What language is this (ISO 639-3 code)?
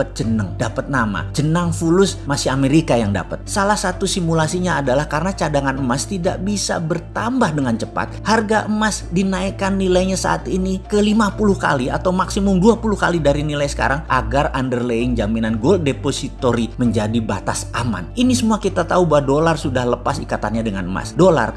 ind